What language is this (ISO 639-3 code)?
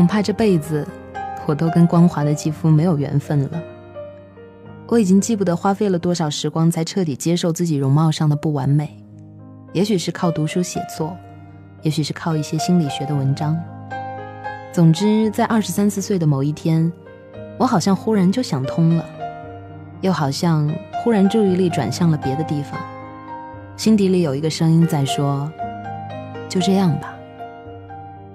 zho